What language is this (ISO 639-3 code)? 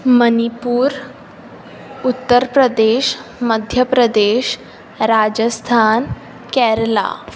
kok